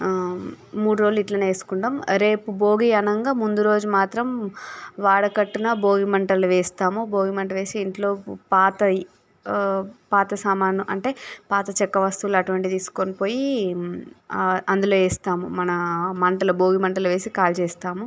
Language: Telugu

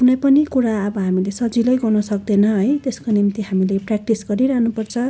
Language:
Nepali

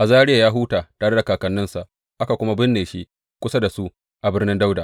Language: Hausa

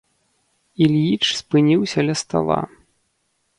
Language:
Belarusian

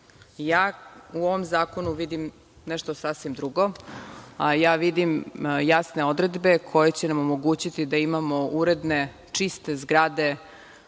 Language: Serbian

